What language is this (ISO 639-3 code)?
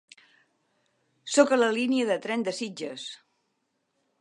cat